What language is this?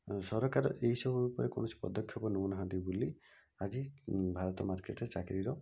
Odia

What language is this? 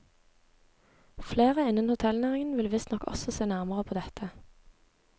Norwegian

